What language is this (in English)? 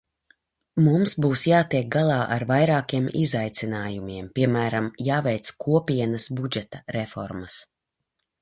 Latvian